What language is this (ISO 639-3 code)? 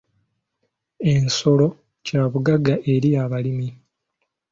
lug